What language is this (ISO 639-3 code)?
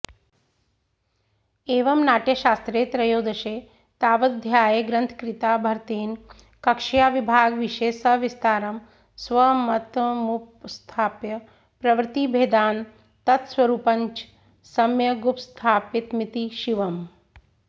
san